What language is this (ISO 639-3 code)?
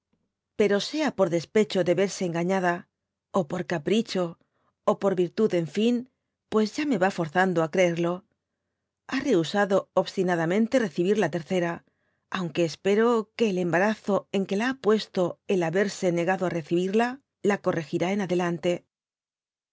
spa